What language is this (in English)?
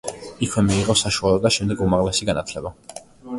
Georgian